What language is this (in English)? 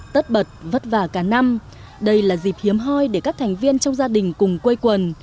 Vietnamese